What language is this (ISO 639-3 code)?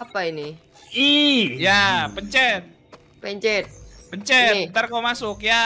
ind